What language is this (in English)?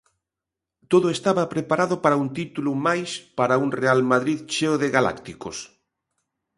Galician